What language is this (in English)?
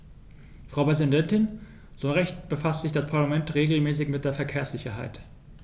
German